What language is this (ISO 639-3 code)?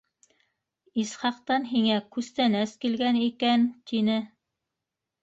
bak